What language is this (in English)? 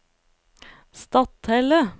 Norwegian